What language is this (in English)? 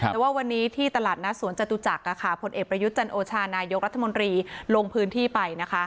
Thai